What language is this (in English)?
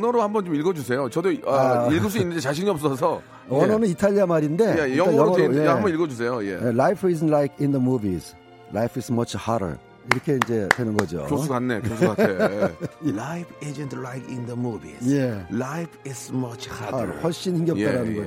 Korean